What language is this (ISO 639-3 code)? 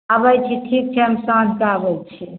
mai